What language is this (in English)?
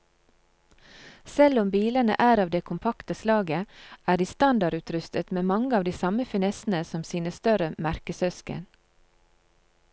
Norwegian